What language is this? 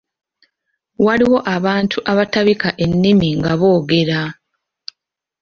Ganda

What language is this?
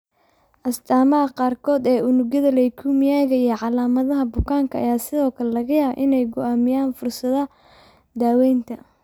Somali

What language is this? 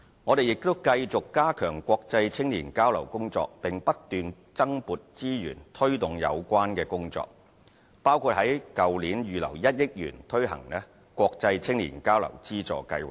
Cantonese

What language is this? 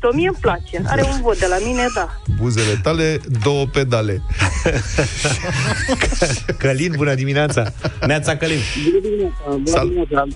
Romanian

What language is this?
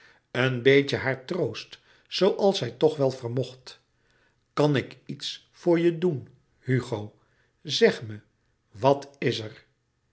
Dutch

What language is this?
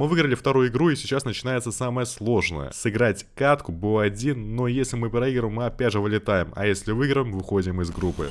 Russian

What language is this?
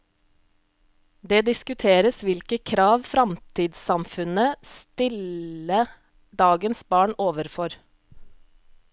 Norwegian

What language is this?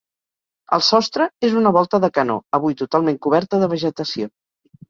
Catalan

